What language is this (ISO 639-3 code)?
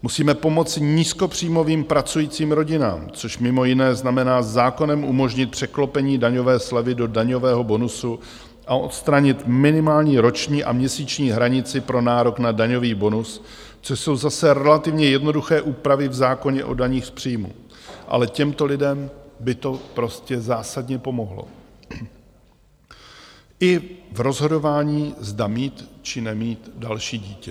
ces